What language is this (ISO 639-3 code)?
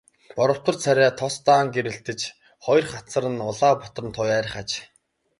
mon